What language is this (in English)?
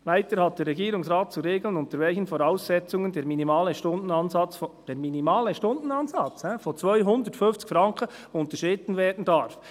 Swiss German